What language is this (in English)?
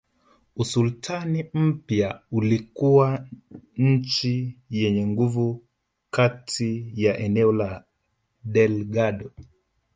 Swahili